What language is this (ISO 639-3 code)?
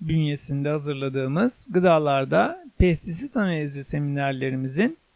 tur